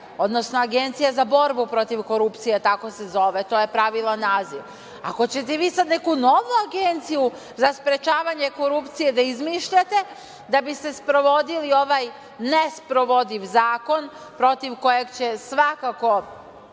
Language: Serbian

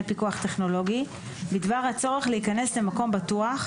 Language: Hebrew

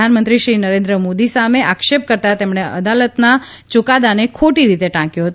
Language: Gujarati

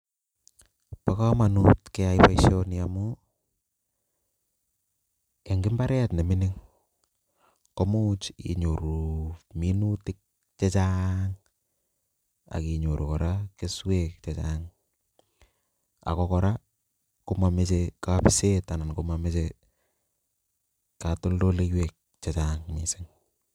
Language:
Kalenjin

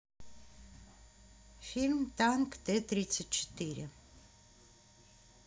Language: Russian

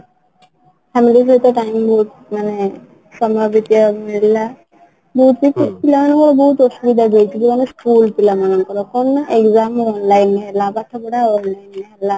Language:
Odia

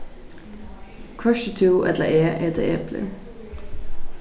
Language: Faroese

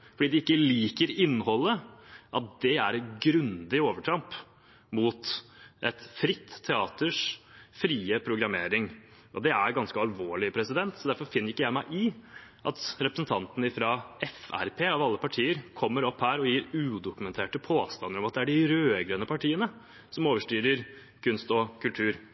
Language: Norwegian Bokmål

